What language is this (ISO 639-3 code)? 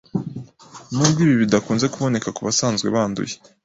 kin